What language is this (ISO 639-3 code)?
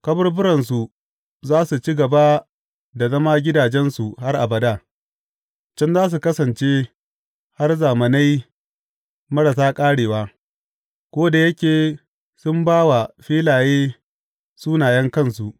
hau